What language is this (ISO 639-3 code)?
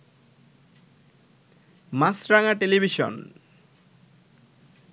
ben